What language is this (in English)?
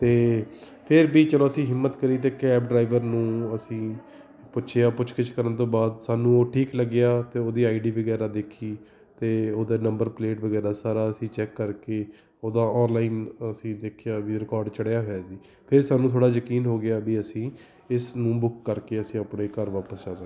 Punjabi